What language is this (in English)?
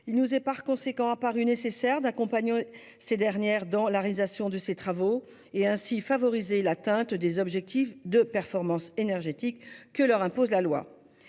French